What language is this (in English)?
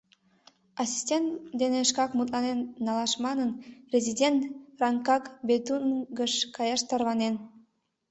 Mari